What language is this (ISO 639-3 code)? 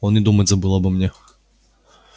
rus